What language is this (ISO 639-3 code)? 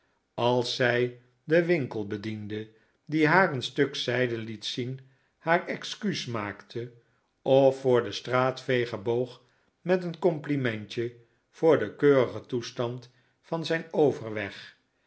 nld